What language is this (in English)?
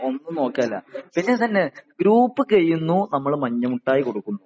Malayalam